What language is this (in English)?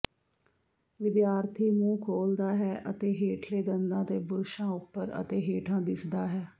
Punjabi